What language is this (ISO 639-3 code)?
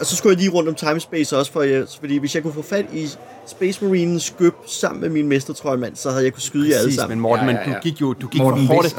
dan